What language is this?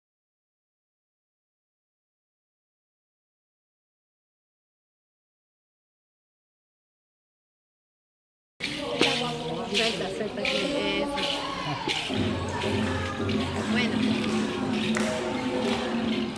Indonesian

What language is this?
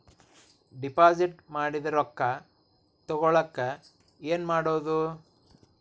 Kannada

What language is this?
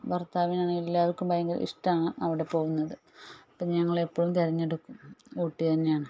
Malayalam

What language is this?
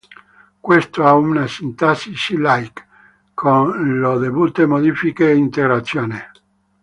Italian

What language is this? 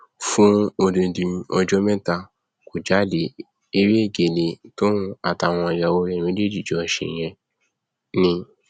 Yoruba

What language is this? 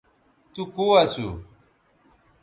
Bateri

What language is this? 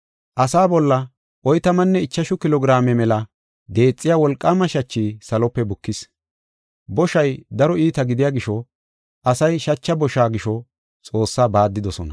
Gofa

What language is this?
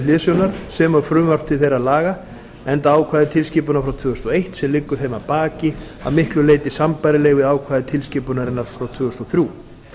Icelandic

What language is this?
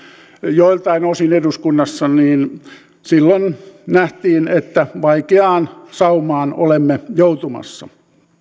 Finnish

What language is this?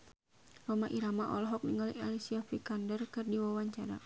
Sundanese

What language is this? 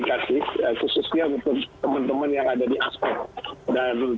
Indonesian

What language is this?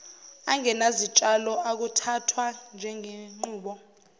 Zulu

